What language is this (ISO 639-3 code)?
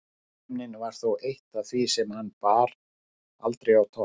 isl